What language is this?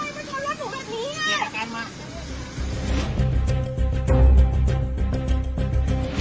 Thai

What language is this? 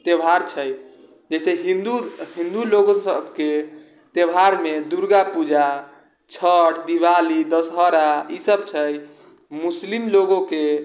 Maithili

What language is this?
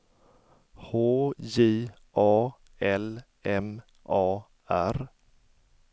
Swedish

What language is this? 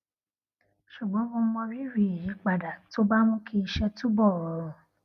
Yoruba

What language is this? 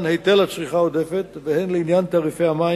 Hebrew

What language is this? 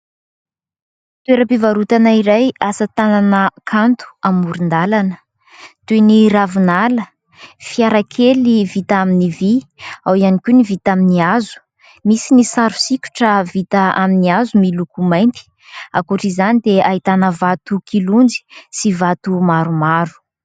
Malagasy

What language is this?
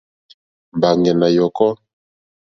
Mokpwe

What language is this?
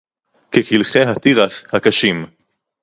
Hebrew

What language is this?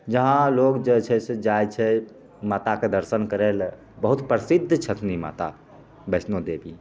Maithili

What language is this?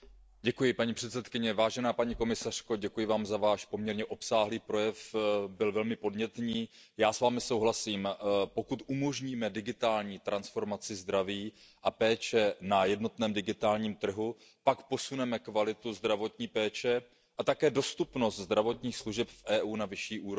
Czech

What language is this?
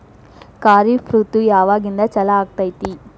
Kannada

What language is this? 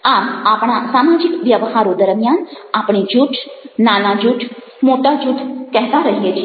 Gujarati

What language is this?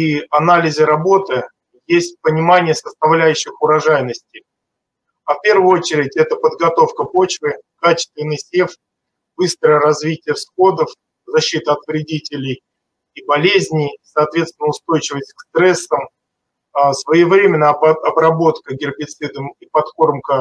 Russian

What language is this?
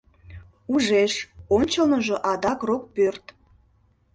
Mari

